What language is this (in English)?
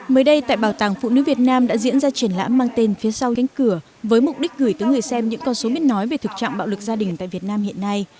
Vietnamese